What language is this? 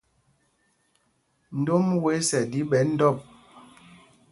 Mpumpong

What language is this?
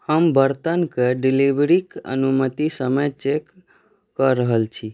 Maithili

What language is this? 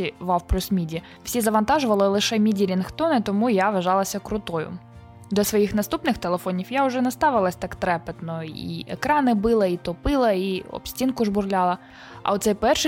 Ukrainian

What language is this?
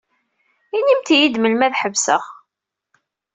Kabyle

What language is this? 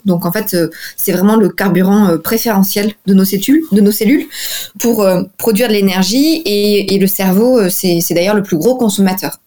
French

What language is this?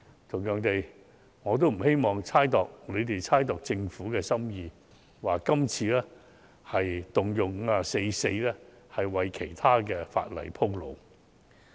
Cantonese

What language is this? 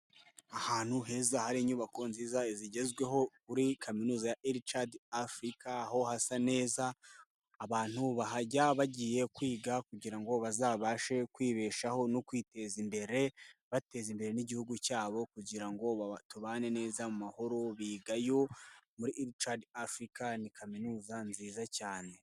Kinyarwanda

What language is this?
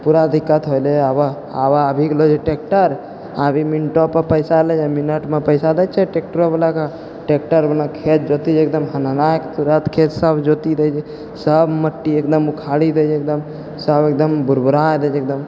Maithili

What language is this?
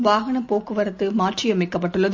Tamil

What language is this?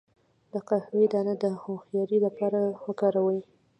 Pashto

